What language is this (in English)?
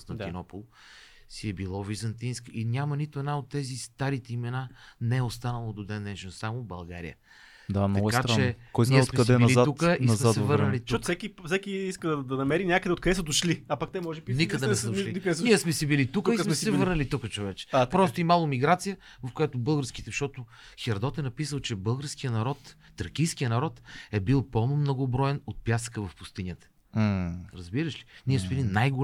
Bulgarian